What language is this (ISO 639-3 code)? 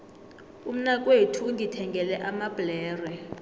nbl